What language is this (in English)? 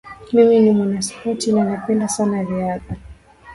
Swahili